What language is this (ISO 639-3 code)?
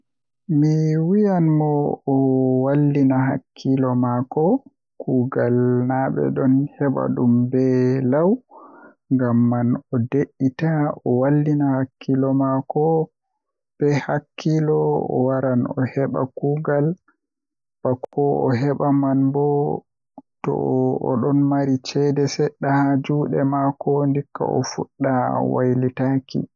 fuh